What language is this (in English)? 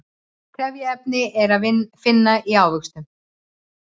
Icelandic